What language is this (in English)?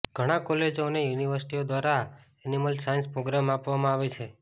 Gujarati